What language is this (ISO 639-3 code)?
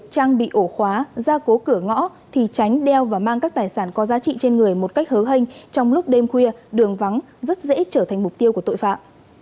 vie